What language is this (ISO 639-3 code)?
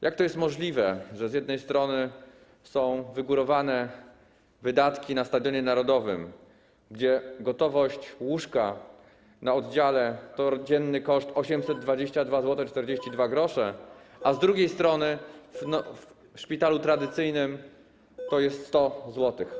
pol